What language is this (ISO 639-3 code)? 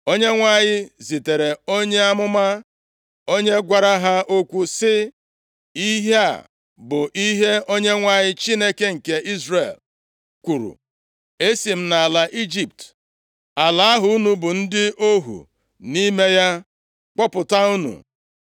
ibo